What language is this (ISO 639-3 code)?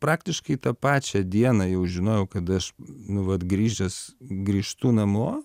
lit